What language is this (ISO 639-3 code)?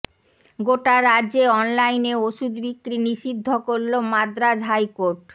ben